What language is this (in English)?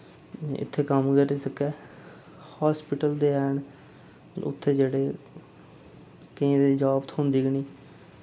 Dogri